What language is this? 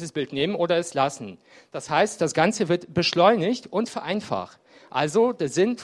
German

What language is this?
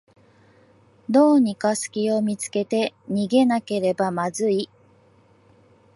Japanese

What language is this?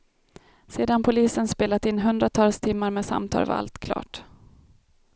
Swedish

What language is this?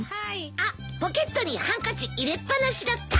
Japanese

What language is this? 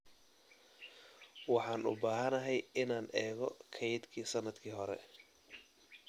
Somali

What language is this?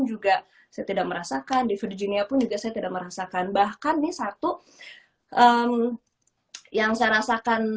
Indonesian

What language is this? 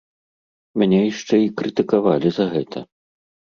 Belarusian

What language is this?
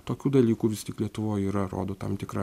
Lithuanian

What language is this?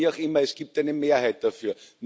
German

